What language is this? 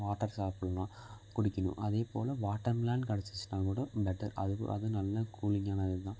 Tamil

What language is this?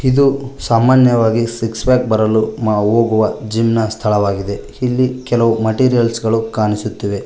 Kannada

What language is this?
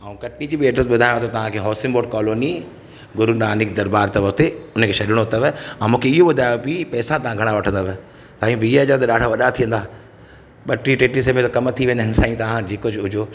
Sindhi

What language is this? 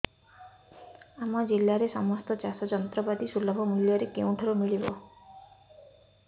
Odia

